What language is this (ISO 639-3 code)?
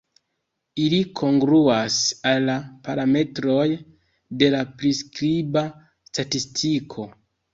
epo